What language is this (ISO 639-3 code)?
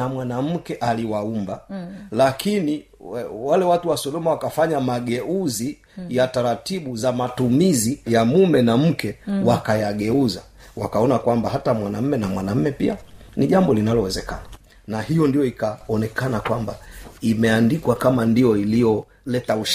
swa